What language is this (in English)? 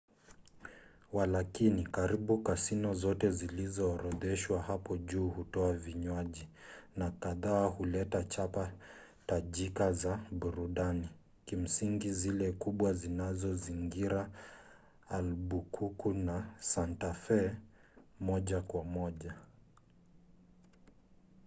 Swahili